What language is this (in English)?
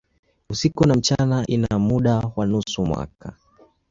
Swahili